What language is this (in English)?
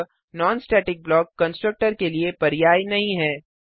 Hindi